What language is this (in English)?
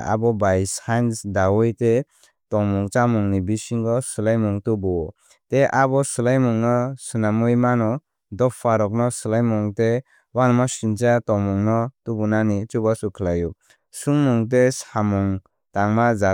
Kok Borok